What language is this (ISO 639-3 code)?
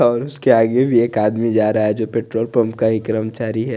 hin